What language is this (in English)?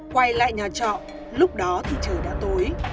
Vietnamese